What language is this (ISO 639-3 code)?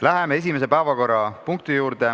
est